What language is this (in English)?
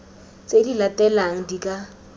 Tswana